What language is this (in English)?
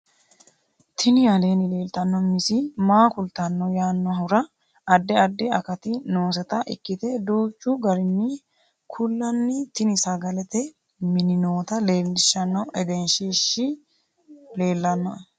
Sidamo